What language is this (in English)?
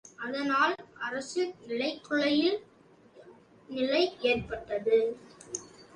Tamil